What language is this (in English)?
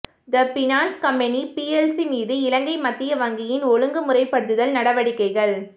Tamil